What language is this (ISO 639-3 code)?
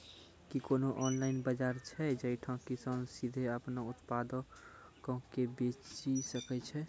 mai